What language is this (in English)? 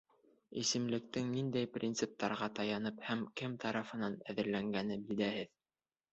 Bashkir